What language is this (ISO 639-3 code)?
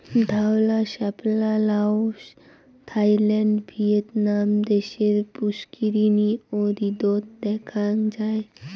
ben